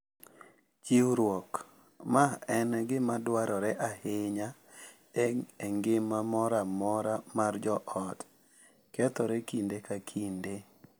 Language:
Luo (Kenya and Tanzania)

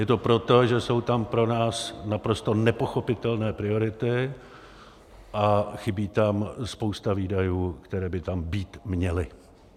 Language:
Czech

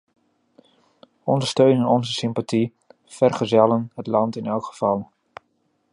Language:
Dutch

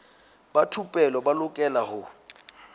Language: Southern Sotho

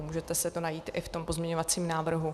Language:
Czech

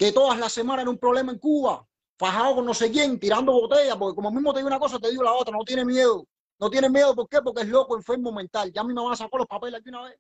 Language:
Spanish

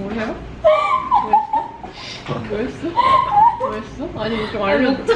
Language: Korean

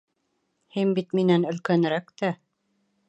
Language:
Bashkir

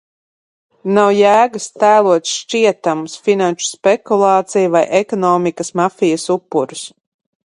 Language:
Latvian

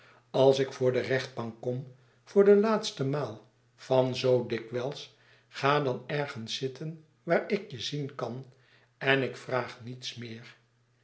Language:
Dutch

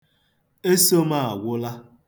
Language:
Igbo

